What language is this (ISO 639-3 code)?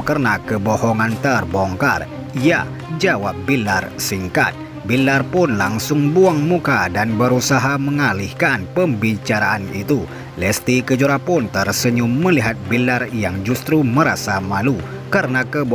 ind